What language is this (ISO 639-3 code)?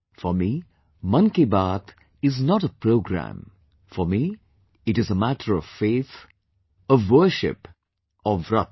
eng